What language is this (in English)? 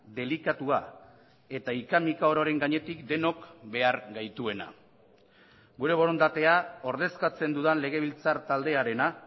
Basque